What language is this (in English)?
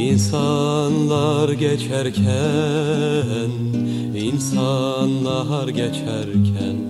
Turkish